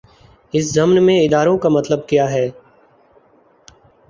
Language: Urdu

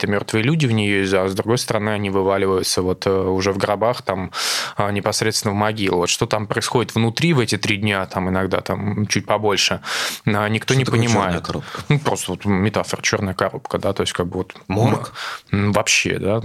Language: Russian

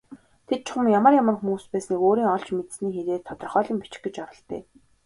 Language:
Mongolian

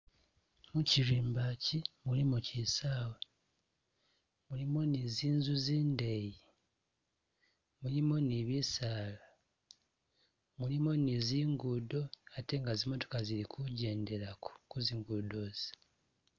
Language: Masaaba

